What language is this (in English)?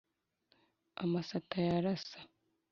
Kinyarwanda